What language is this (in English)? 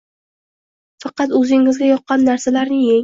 Uzbek